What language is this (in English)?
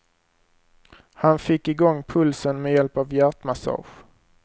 Swedish